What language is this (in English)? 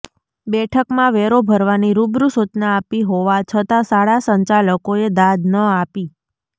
Gujarati